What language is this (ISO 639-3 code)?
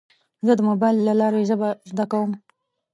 pus